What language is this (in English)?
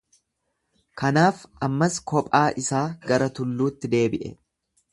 Oromo